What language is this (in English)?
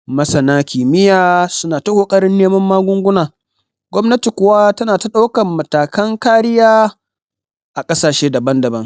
Hausa